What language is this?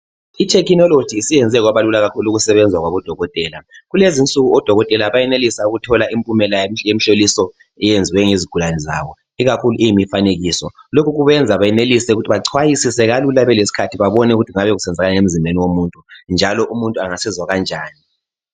North Ndebele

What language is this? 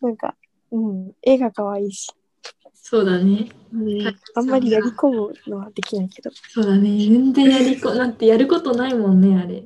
Japanese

